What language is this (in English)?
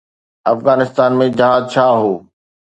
Sindhi